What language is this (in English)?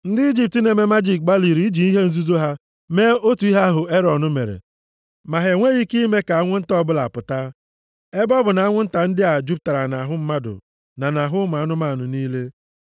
Igbo